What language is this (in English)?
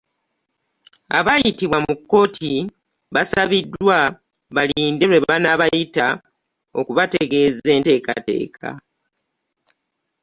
Ganda